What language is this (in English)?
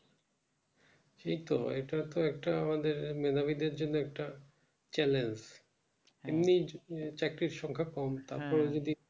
Bangla